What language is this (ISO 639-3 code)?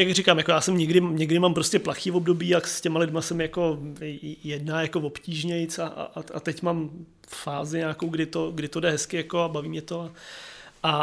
ces